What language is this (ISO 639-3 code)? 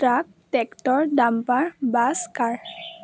asm